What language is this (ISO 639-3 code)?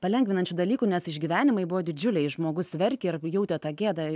lit